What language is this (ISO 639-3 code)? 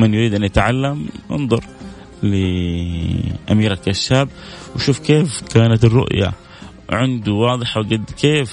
ara